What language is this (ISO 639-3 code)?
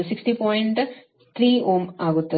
kan